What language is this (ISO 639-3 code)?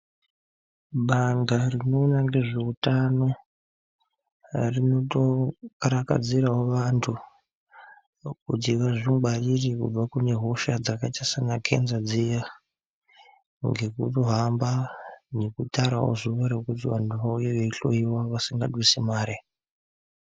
ndc